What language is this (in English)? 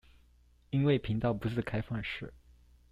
Chinese